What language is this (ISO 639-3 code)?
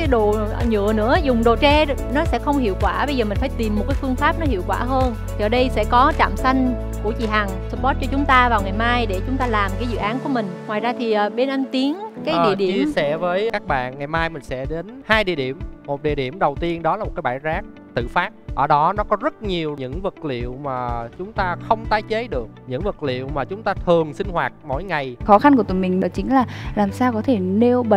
vie